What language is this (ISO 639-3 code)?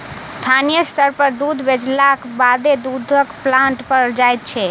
mai